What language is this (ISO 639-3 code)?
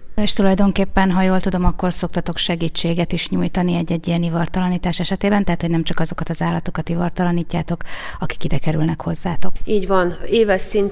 hun